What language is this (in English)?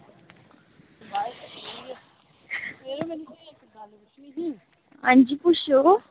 Dogri